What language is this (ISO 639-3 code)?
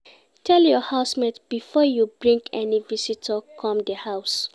pcm